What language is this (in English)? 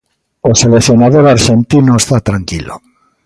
Galician